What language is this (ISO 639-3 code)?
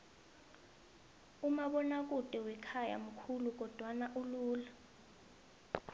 nbl